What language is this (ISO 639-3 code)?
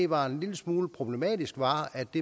dan